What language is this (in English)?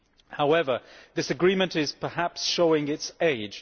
English